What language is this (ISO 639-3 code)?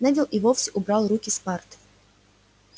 rus